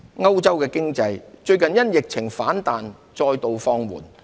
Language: Cantonese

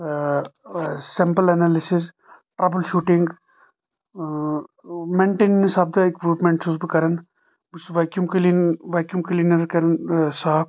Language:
Kashmiri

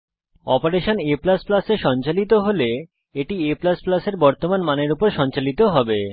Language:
Bangla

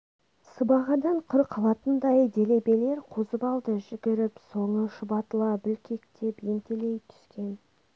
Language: Kazakh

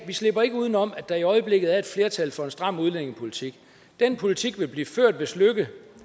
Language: Danish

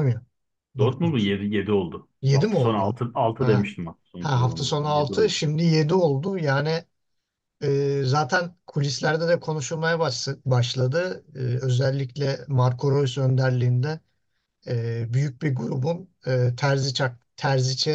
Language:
Turkish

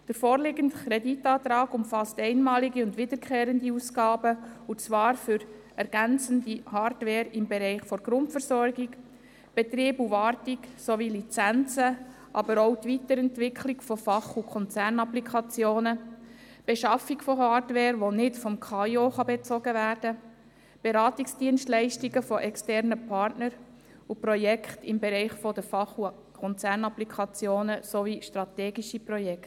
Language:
Swiss German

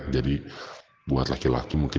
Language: Indonesian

